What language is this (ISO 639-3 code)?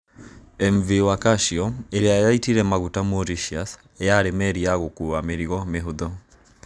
kik